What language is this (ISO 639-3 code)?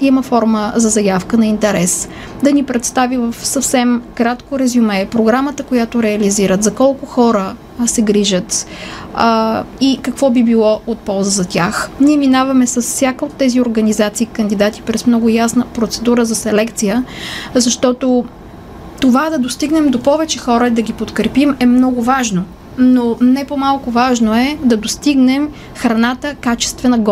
bul